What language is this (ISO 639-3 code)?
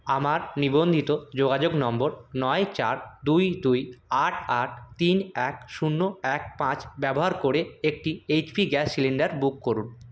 ben